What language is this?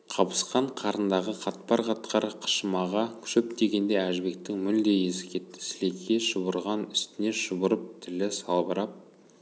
Kazakh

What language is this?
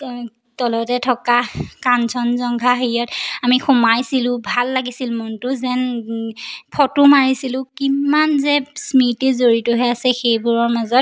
Assamese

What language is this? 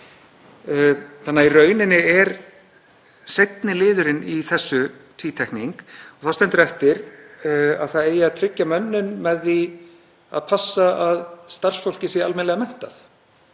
Icelandic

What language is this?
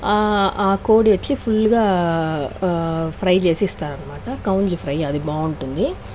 Telugu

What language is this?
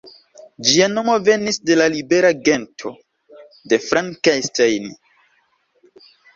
Esperanto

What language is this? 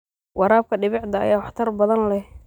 Somali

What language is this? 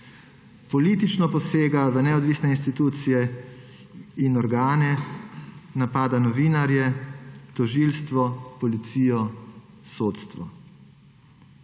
Slovenian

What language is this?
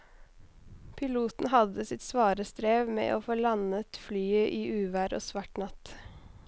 Norwegian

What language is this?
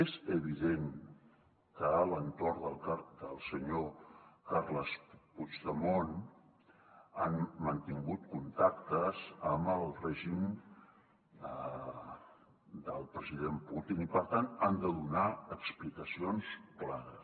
Catalan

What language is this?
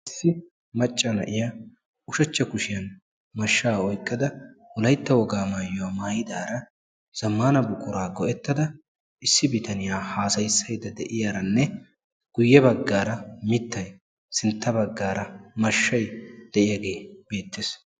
Wolaytta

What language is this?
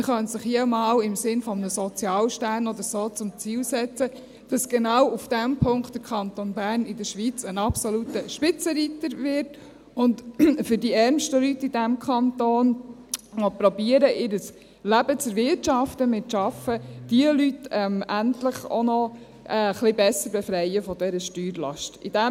Swiss German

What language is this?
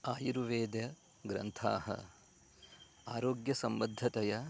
Sanskrit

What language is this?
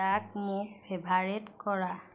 Assamese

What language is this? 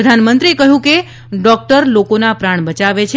Gujarati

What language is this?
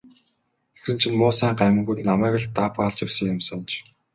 Mongolian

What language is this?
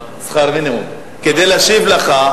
Hebrew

